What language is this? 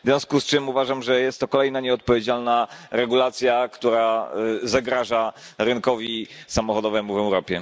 Polish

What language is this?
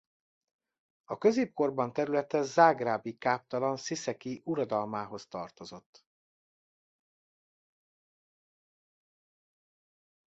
Hungarian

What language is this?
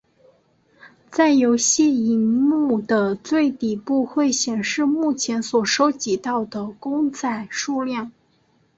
Chinese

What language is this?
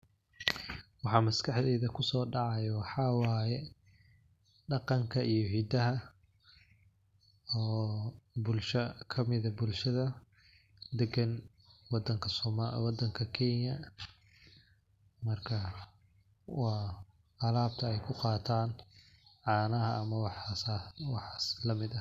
Somali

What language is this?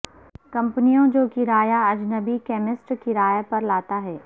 Urdu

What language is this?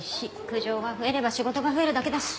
Japanese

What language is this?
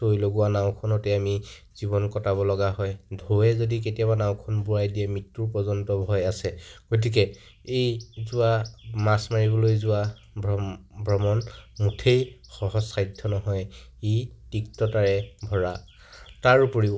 Assamese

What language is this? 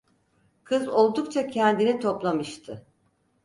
Turkish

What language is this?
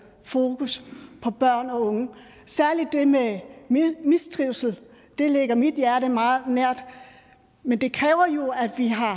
Danish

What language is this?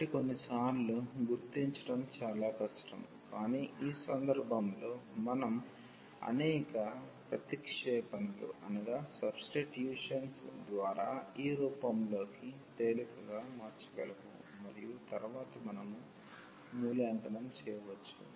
Telugu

